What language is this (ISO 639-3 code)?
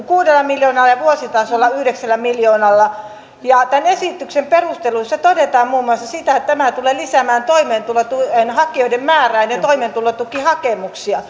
fin